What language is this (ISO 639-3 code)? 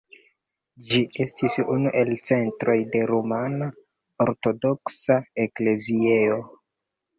epo